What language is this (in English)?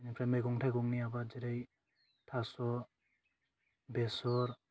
Bodo